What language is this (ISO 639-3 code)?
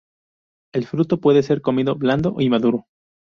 spa